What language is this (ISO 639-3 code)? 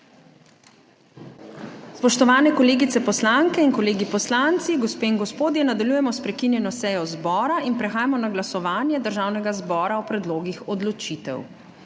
slv